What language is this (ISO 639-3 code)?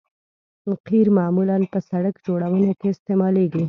pus